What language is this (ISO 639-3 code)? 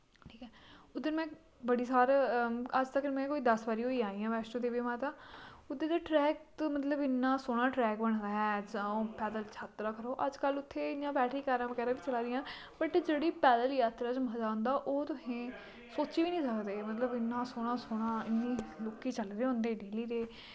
doi